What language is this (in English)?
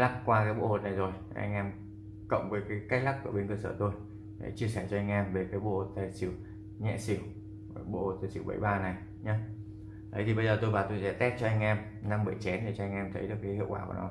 Vietnamese